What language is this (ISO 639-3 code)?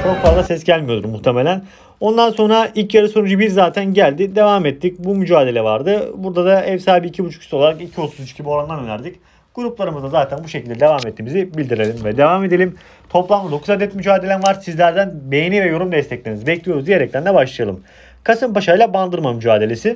tur